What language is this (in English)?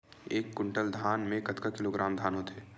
Chhattisgarhi